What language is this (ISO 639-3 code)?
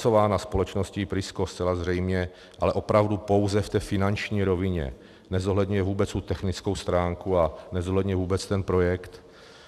ces